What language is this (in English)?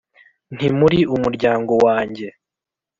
Kinyarwanda